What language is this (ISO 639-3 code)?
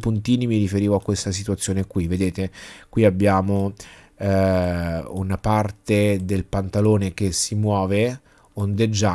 ita